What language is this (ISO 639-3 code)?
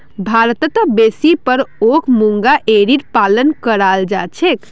mag